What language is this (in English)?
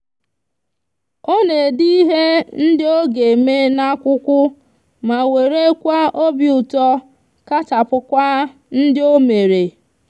Igbo